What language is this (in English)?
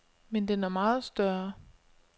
Danish